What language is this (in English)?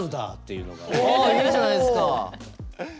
Japanese